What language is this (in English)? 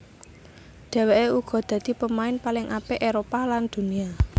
Javanese